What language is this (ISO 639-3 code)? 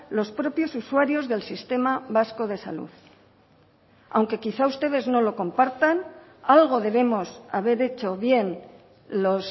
spa